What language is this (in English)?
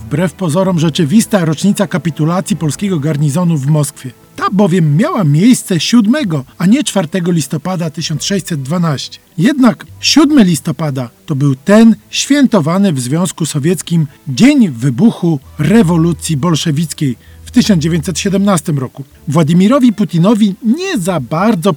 Polish